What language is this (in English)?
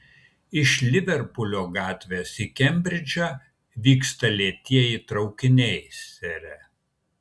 Lithuanian